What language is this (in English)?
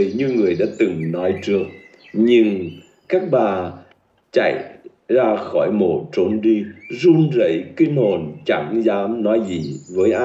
Vietnamese